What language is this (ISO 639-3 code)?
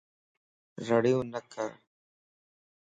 lss